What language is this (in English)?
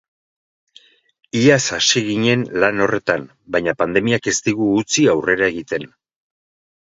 Basque